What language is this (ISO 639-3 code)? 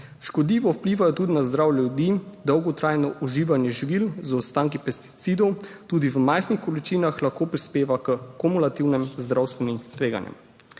slv